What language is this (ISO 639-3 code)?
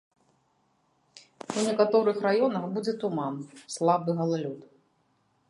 bel